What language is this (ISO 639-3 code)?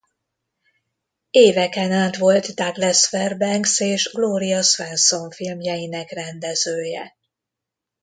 hun